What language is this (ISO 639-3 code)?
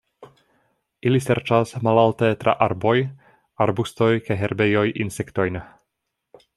epo